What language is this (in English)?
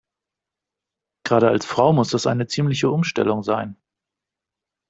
German